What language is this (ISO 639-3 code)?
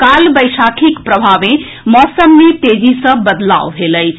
mai